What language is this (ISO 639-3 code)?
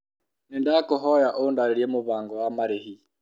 kik